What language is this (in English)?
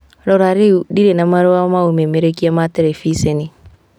Kikuyu